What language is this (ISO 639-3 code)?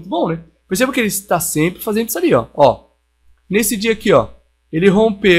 por